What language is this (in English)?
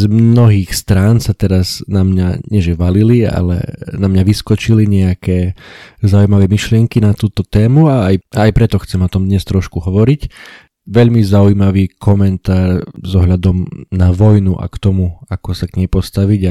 Slovak